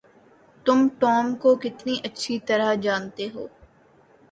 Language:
Urdu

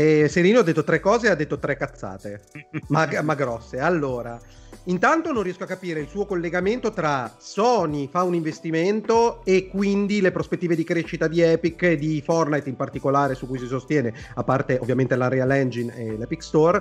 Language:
Italian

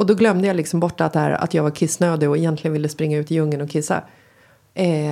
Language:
Swedish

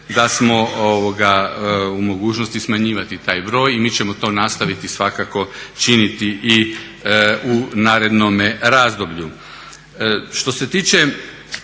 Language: Croatian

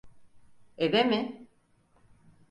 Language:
Turkish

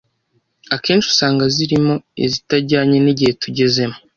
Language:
Kinyarwanda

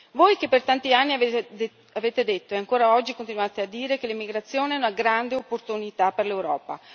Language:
Italian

